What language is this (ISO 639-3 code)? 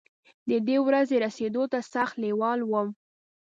pus